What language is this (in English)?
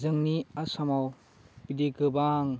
Bodo